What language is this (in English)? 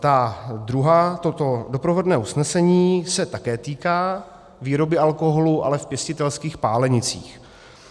Czech